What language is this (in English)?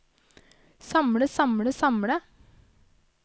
Norwegian